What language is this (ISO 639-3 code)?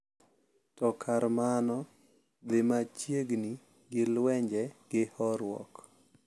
luo